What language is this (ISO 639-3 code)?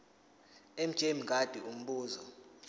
zul